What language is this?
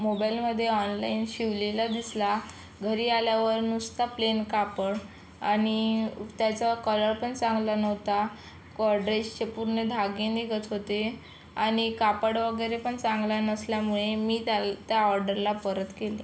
Marathi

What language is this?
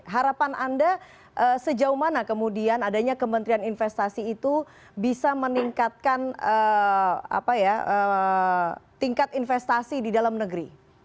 Indonesian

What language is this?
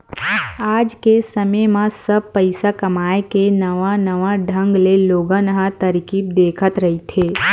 Chhattisgarhi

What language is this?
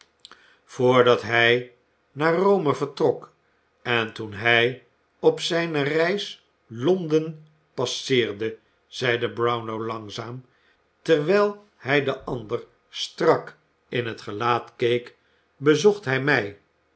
Dutch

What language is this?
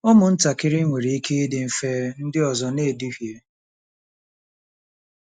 Igbo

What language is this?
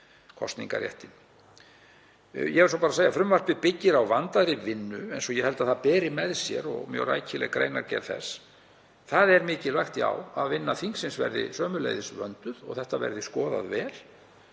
Icelandic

